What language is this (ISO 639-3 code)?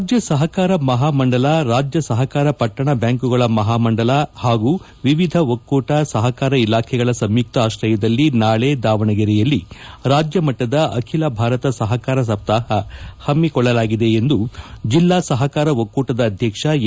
kan